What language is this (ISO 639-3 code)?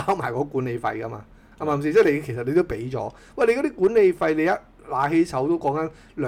zho